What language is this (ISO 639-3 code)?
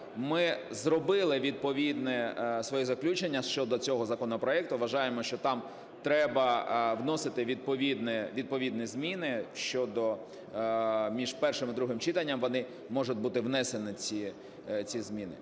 ukr